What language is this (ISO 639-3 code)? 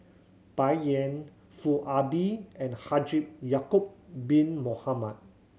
eng